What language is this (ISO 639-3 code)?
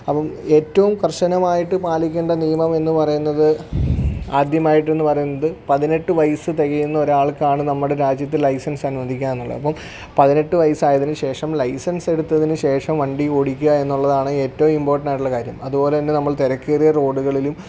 mal